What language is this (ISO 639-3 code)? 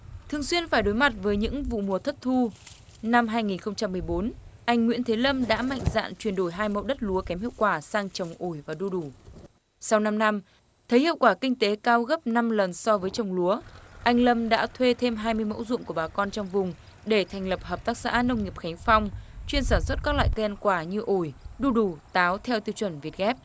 vie